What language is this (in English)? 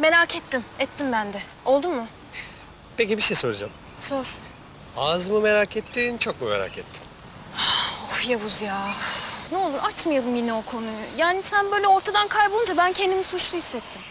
Turkish